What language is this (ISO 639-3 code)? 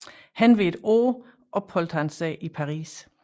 dan